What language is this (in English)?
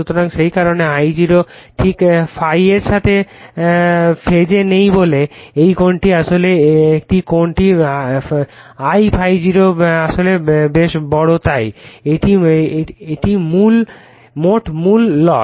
Bangla